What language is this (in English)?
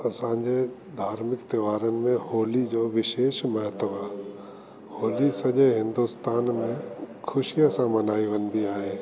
Sindhi